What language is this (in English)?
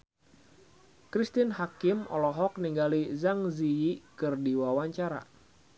Sundanese